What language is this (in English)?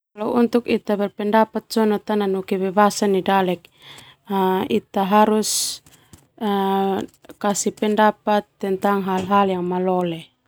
Termanu